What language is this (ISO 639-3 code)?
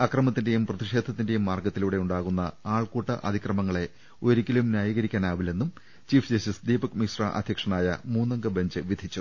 mal